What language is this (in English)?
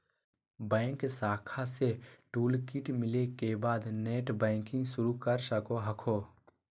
Magahi